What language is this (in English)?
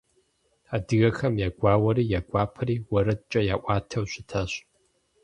Kabardian